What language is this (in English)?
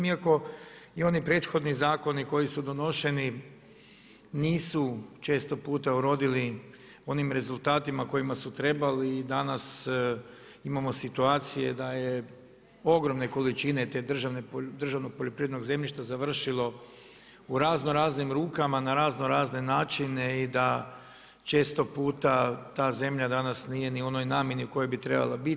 Croatian